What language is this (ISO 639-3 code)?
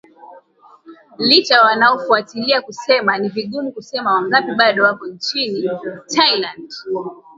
swa